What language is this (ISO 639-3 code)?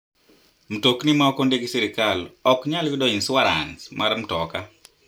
luo